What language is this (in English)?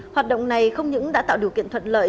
Vietnamese